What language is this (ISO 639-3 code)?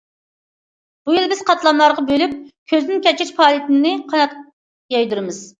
uig